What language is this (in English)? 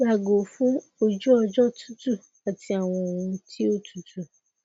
Yoruba